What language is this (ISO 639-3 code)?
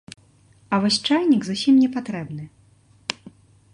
bel